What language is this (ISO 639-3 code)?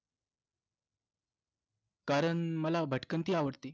mar